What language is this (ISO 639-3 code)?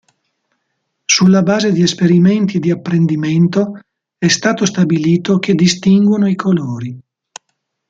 ita